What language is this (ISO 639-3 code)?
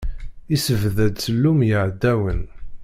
kab